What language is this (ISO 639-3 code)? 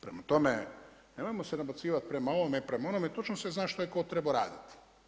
hrv